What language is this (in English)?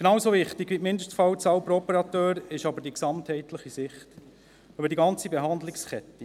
Swiss German